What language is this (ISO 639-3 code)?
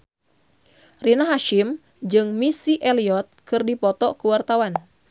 sun